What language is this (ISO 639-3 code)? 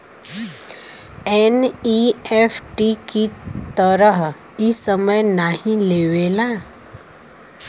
bho